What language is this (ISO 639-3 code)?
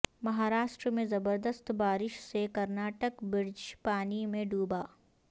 urd